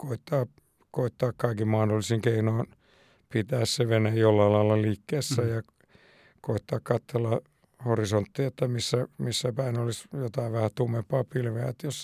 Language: Finnish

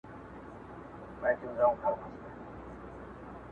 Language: Pashto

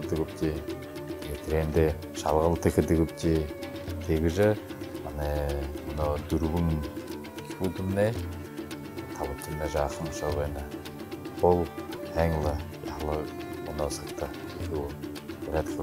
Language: Turkish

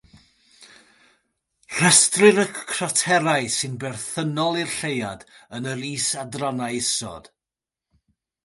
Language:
Welsh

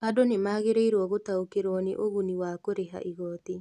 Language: Kikuyu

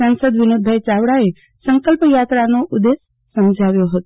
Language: Gujarati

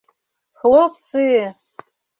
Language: Mari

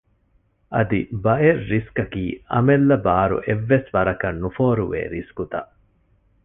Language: Divehi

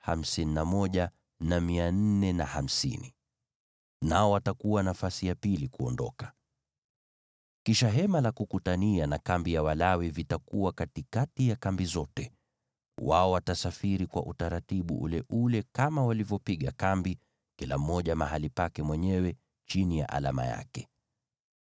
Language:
Swahili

